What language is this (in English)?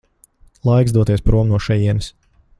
Latvian